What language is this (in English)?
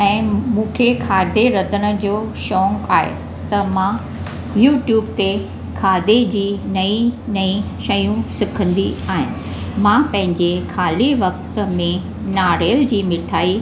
Sindhi